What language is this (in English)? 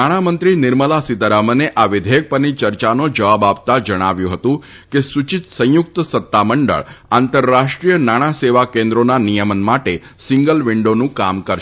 Gujarati